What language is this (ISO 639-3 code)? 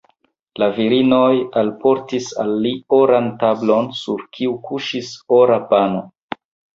epo